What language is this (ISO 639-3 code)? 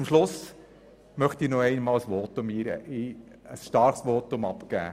gsw